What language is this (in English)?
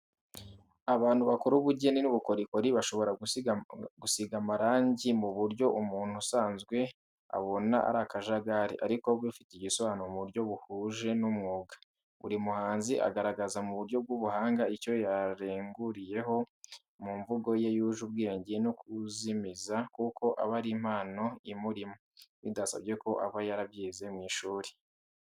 Kinyarwanda